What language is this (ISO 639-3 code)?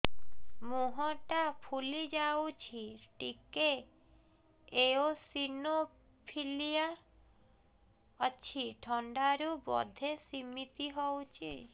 ori